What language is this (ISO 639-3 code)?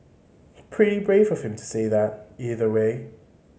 eng